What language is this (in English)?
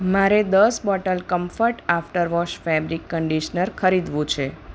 Gujarati